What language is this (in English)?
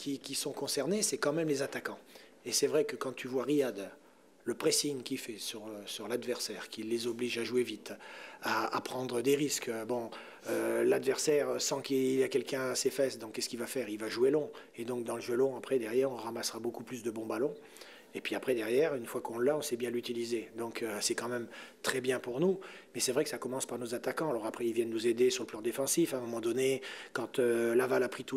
French